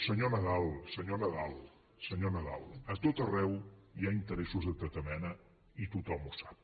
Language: Catalan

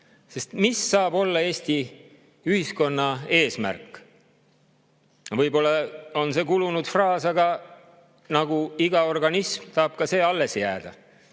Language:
Estonian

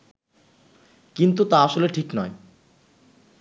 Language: Bangla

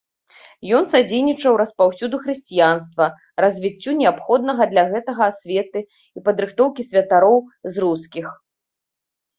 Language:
Belarusian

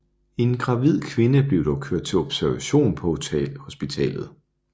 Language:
Danish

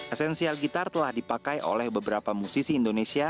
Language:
Indonesian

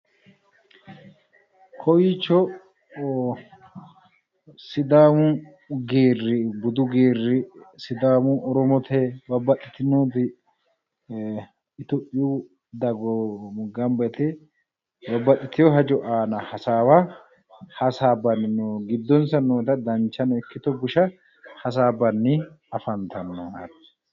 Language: Sidamo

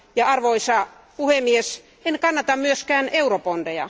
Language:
Finnish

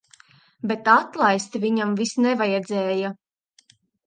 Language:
Latvian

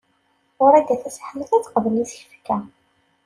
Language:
Kabyle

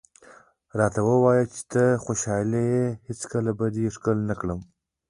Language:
Pashto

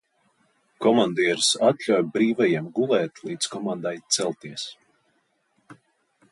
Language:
Latvian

